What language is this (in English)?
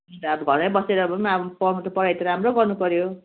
Nepali